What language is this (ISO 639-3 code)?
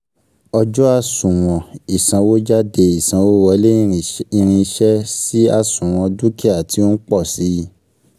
yor